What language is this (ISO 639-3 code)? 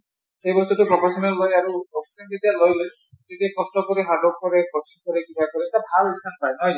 asm